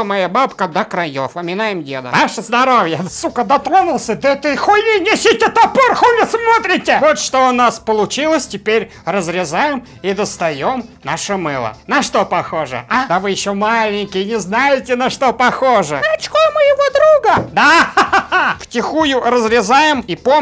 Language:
Russian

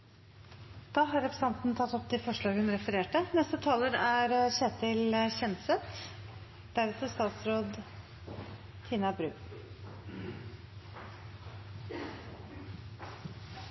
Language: Norwegian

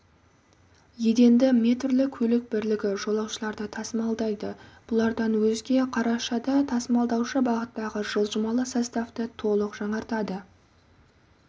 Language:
Kazakh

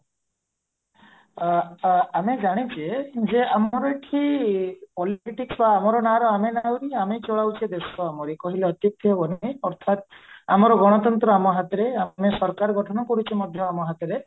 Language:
Odia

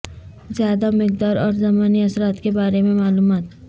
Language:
Urdu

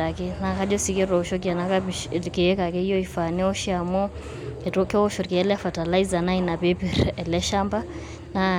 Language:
Masai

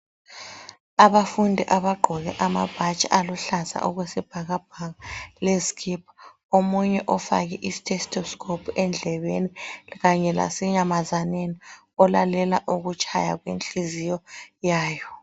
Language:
North Ndebele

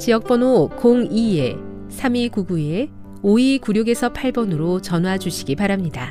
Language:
Korean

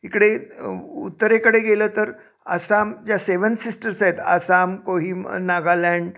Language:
Marathi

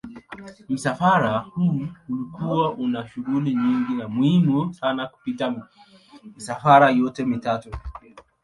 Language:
Swahili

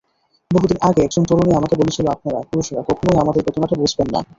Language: Bangla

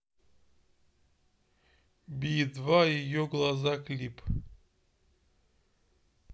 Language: Russian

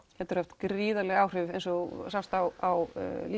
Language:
Icelandic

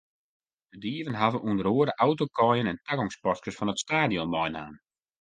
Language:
Western Frisian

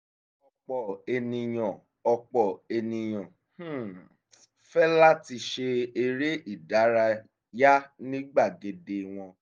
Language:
Yoruba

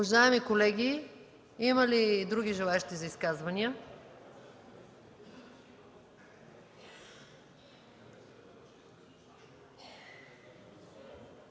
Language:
Bulgarian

